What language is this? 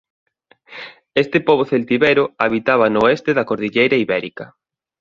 Galician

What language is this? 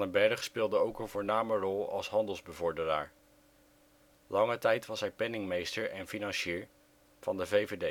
Dutch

